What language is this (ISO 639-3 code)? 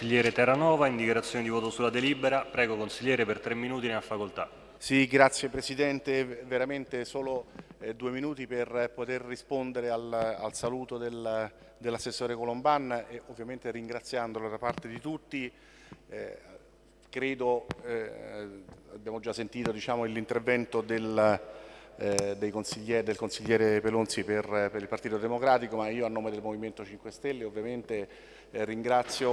ita